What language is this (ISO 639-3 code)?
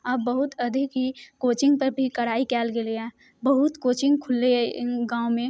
mai